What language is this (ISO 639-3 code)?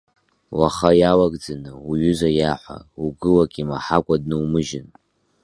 abk